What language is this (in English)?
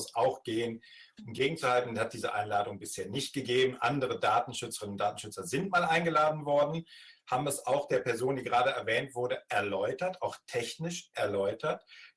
German